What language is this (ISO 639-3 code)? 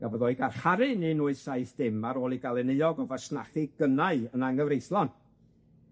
cym